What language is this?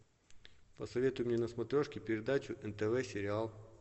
Russian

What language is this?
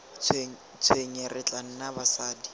Tswana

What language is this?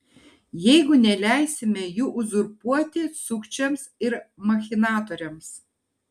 Lithuanian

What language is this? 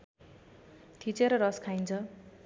Nepali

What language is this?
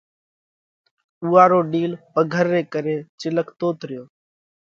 Parkari Koli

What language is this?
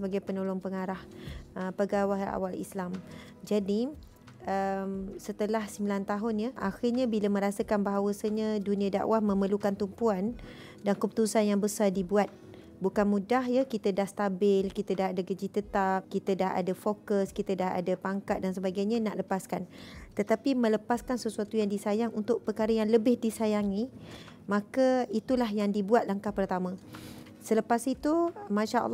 Malay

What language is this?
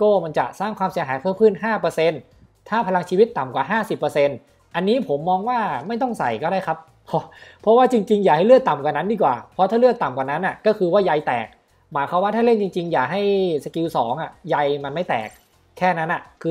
Thai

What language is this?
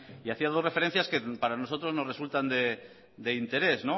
Spanish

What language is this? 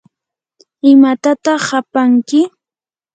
Yanahuanca Pasco Quechua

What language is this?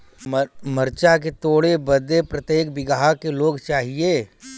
Bhojpuri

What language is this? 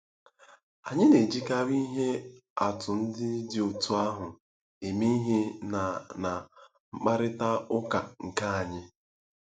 Igbo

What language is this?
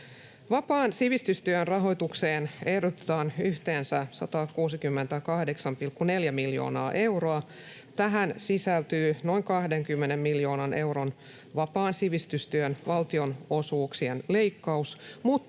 Finnish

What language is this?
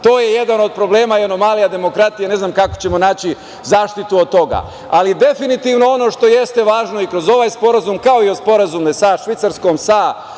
Serbian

